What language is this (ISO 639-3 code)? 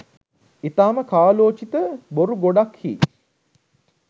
sin